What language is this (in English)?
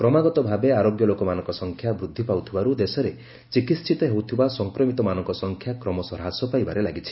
Odia